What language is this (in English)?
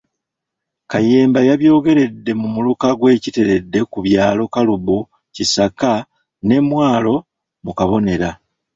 Ganda